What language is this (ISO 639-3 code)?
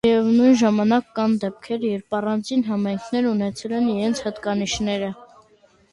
hye